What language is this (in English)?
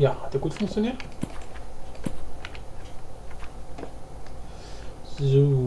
German